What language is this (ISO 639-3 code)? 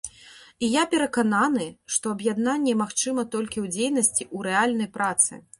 bel